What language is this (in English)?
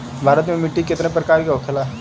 Bhojpuri